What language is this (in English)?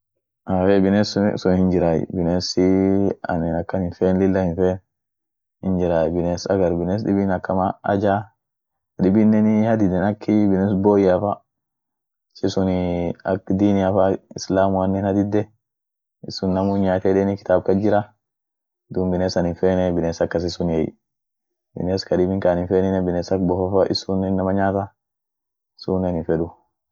Orma